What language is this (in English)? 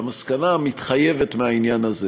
Hebrew